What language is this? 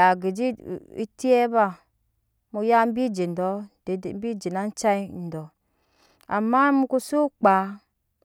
Nyankpa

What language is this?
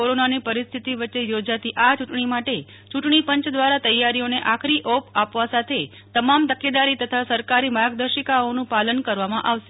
Gujarati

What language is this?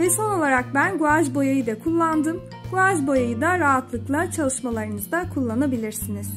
Turkish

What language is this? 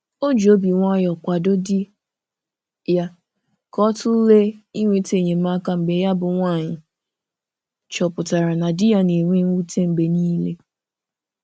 Igbo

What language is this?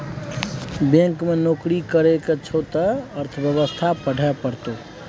Maithili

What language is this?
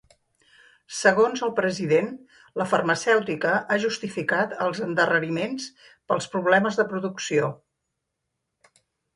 Catalan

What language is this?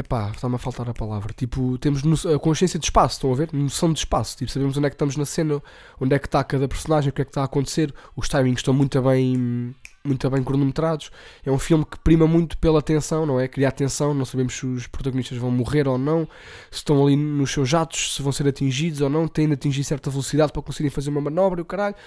Portuguese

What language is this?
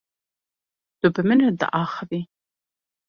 Kurdish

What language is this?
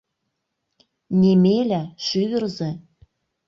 Mari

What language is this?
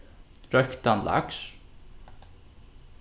Faroese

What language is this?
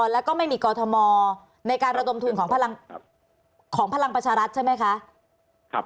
Thai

